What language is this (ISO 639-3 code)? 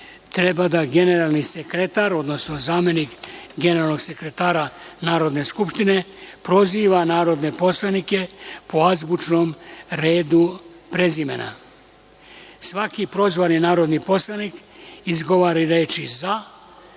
srp